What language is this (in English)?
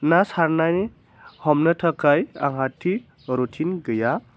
Bodo